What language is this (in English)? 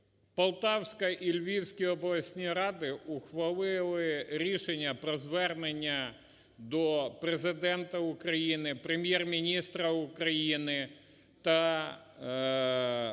Ukrainian